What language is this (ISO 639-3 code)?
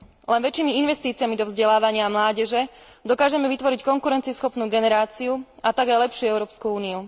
slk